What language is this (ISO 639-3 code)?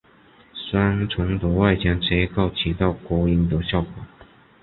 zho